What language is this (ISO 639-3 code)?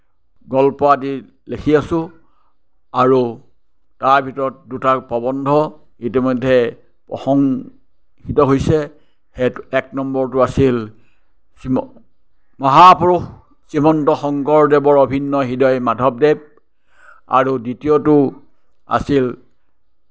asm